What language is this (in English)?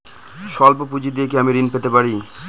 Bangla